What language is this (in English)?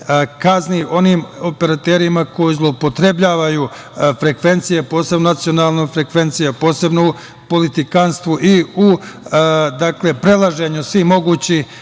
Serbian